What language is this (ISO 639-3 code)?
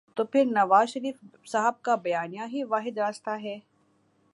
urd